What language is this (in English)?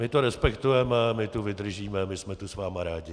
Czech